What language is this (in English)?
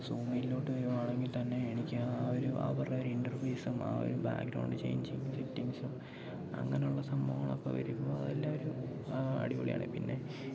Malayalam